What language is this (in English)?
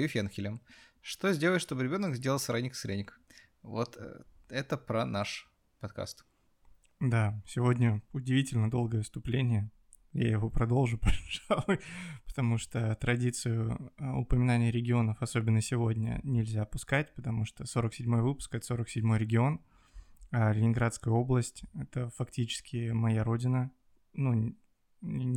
Russian